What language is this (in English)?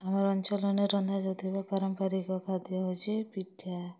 Odia